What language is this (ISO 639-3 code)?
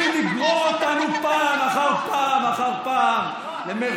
heb